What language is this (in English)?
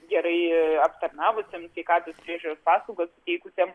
Lithuanian